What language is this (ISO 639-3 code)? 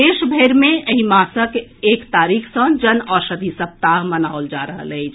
mai